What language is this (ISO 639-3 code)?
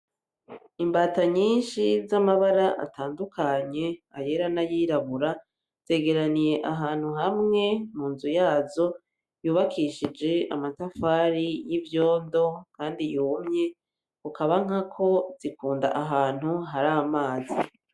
run